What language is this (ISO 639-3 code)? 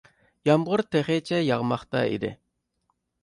uig